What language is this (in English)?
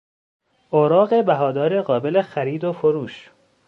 Persian